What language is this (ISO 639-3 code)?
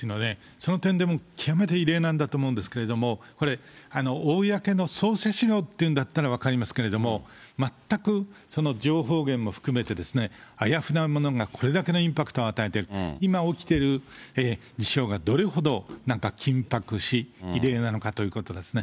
jpn